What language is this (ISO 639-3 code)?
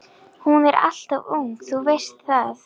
isl